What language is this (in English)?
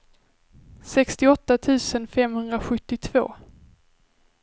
Swedish